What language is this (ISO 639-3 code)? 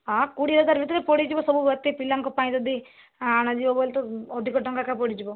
ori